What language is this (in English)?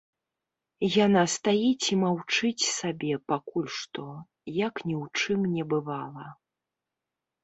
Belarusian